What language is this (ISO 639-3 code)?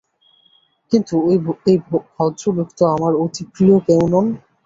ben